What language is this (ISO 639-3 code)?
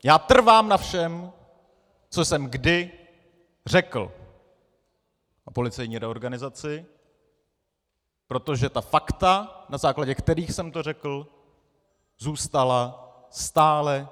ces